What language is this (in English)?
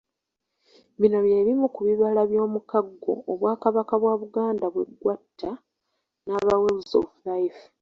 Ganda